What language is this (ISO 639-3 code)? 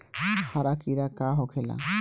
bho